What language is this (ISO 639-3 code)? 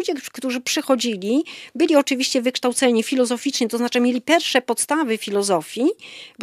pol